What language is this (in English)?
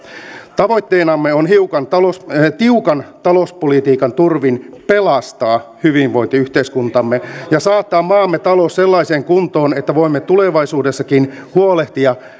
Finnish